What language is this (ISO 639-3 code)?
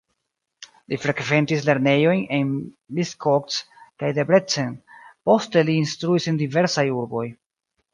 epo